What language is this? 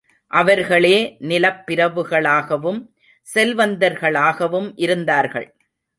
Tamil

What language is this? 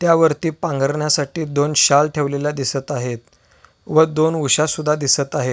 Marathi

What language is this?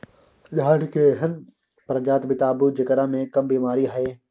Maithili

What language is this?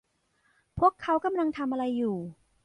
Thai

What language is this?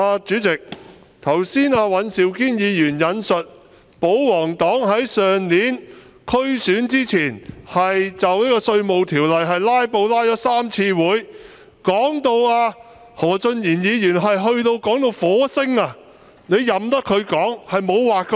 Cantonese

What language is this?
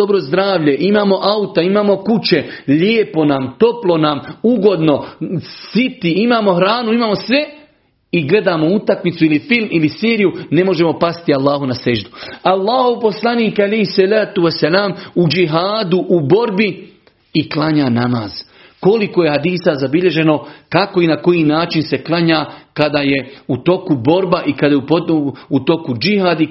Croatian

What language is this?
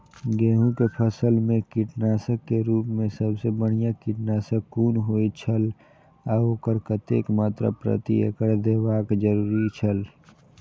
Maithili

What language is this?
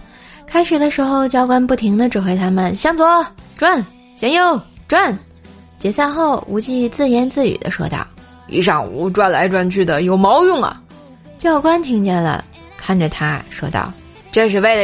Chinese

